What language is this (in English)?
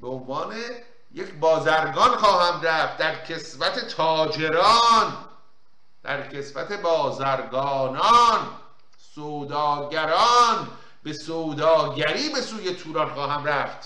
Persian